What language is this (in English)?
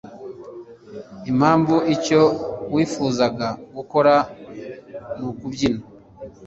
Kinyarwanda